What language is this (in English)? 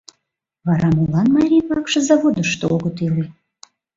Mari